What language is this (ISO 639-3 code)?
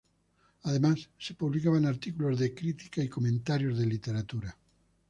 spa